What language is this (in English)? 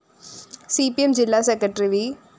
Malayalam